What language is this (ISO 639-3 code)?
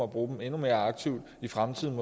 dan